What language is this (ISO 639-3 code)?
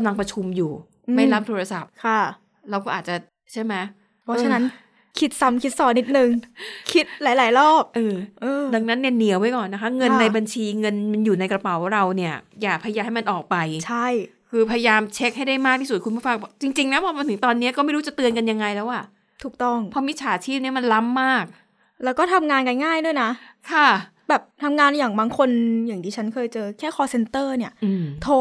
tha